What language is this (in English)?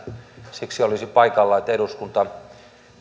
Finnish